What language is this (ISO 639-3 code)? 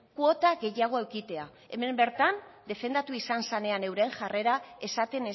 eus